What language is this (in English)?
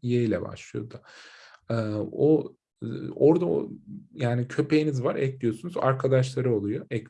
Turkish